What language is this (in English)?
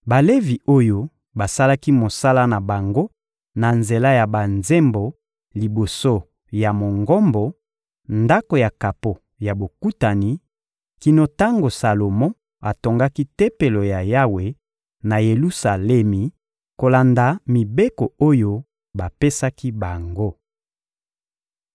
Lingala